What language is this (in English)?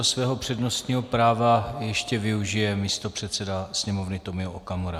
Czech